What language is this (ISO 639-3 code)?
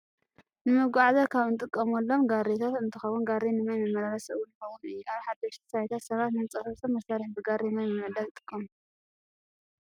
tir